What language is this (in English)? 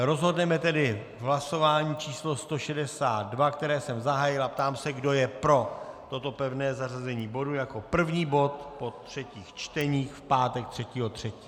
Czech